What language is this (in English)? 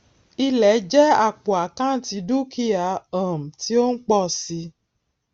Yoruba